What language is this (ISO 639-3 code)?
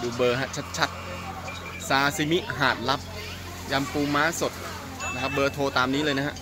tha